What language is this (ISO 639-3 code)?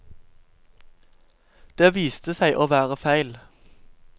nor